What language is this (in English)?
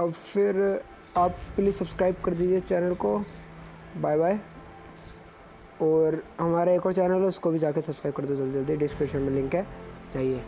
Hindi